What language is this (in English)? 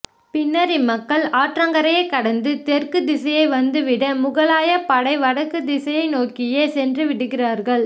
Tamil